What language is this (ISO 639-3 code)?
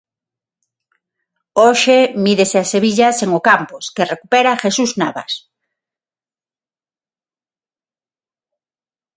glg